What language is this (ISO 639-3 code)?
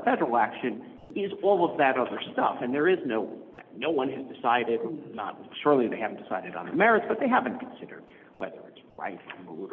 eng